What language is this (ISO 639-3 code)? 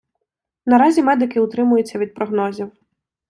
ukr